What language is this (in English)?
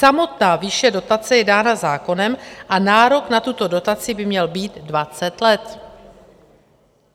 Czech